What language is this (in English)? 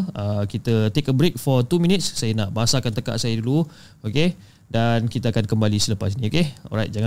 Malay